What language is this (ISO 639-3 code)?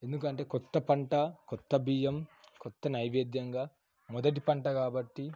tel